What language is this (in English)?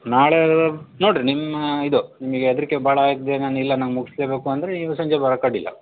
Kannada